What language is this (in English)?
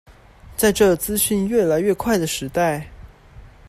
Chinese